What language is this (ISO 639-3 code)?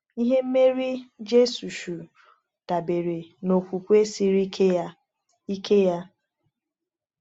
ibo